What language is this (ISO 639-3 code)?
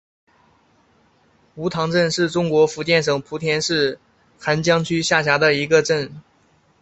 zho